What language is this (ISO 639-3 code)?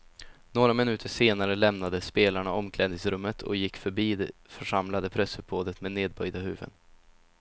swe